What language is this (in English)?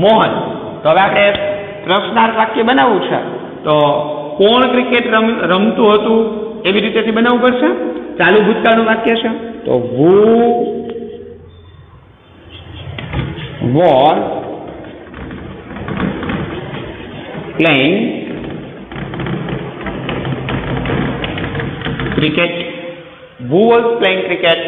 Hindi